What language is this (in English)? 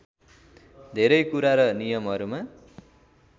Nepali